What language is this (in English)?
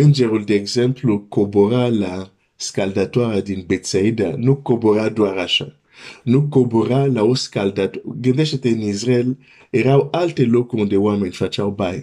Romanian